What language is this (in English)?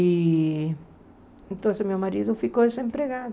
Portuguese